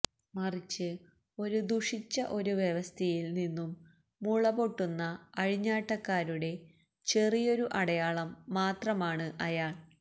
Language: Malayalam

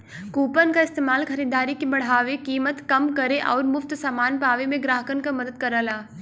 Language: Bhojpuri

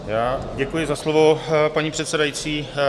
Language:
Czech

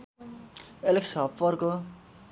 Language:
Nepali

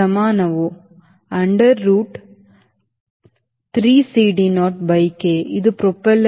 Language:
Kannada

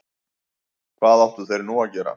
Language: Icelandic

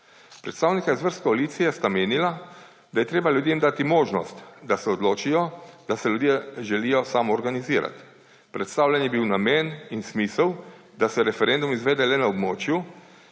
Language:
Slovenian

